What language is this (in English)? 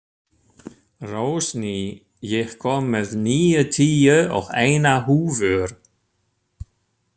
Icelandic